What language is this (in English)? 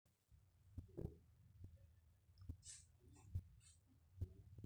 Masai